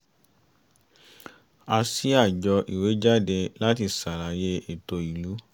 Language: Yoruba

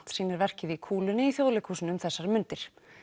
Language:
Icelandic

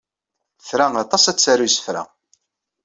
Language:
Kabyle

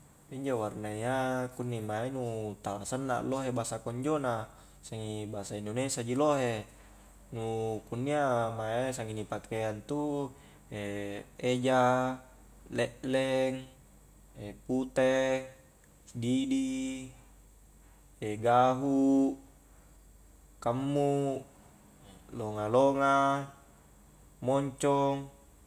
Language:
Highland Konjo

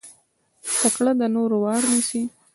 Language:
Pashto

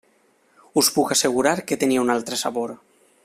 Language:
Catalan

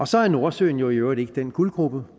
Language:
Danish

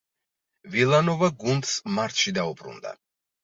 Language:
Georgian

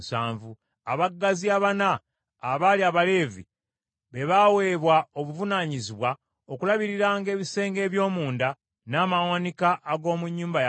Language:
Ganda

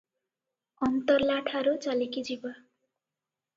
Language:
Odia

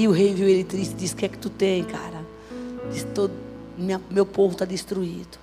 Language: Portuguese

